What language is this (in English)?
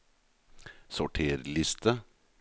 Norwegian